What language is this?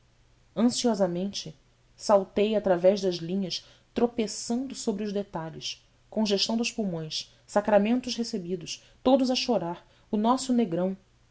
Portuguese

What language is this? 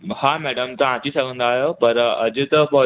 Sindhi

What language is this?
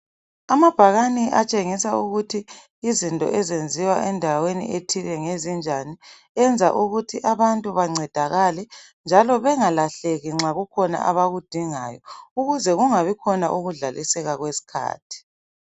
North Ndebele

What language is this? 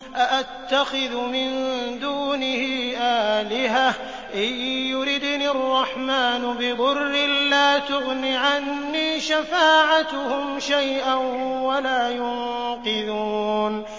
Arabic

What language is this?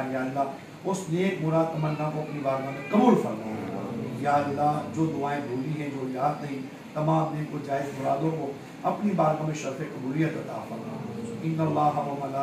Arabic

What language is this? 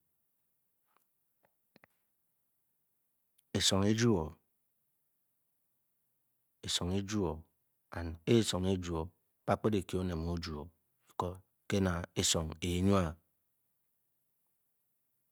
Bokyi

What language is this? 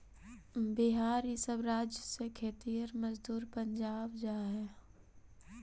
Magahi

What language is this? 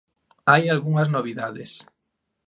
Galician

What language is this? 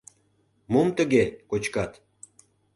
Mari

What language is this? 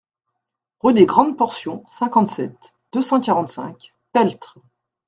French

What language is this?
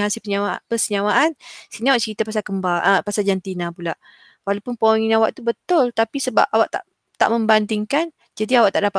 Malay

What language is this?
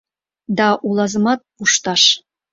Mari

